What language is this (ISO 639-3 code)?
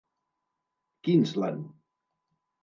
cat